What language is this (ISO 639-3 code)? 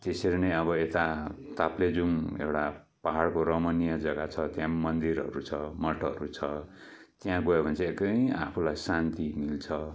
nep